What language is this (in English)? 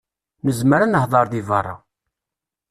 Kabyle